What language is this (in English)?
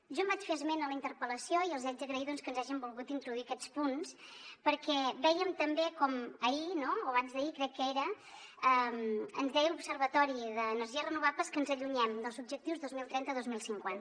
Catalan